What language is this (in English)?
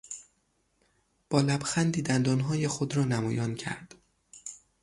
Persian